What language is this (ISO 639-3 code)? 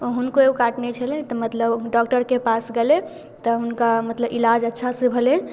mai